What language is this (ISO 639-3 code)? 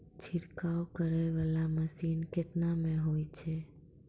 mai